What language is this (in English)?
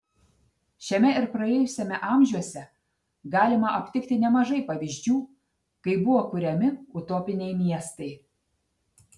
Lithuanian